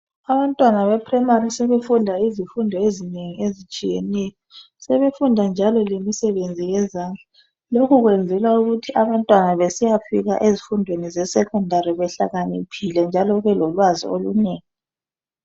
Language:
North Ndebele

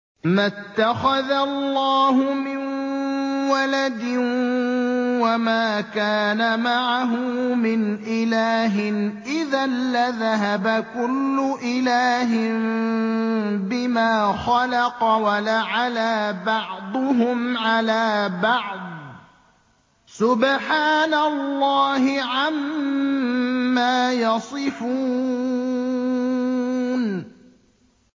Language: Arabic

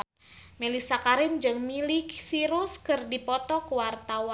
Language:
Sundanese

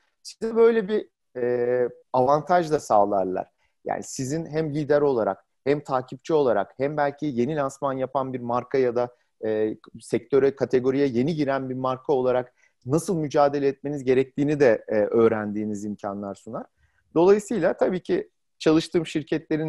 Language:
Turkish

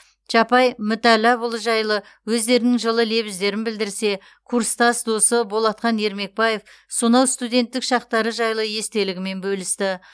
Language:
Kazakh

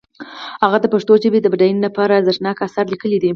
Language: Pashto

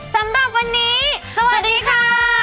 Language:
Thai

